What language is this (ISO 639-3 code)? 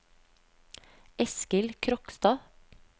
nor